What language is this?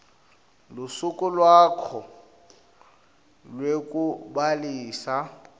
Swati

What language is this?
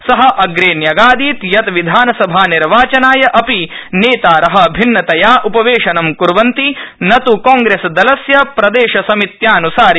Sanskrit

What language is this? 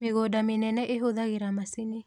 Kikuyu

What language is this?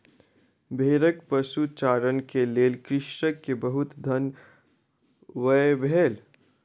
Maithili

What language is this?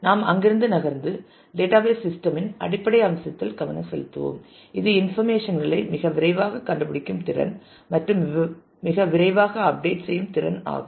Tamil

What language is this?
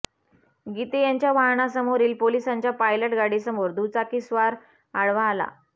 Marathi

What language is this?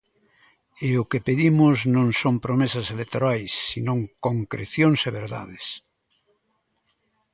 Galician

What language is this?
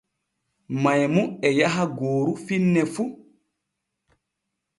Borgu Fulfulde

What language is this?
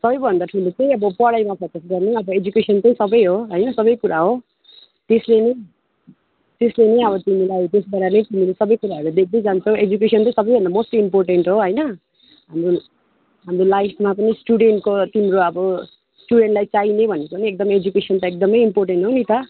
Nepali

